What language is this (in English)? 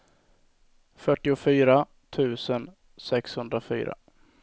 Swedish